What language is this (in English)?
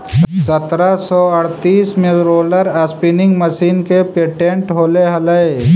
Magahi